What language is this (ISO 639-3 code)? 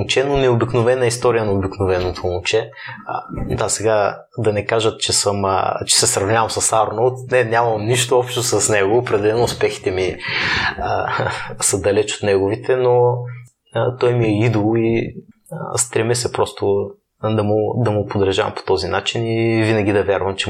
bul